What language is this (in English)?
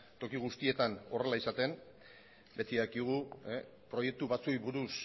Basque